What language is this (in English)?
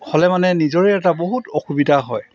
Assamese